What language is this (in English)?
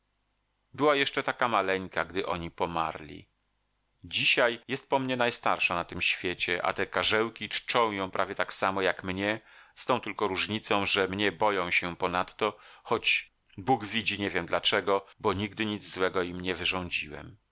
Polish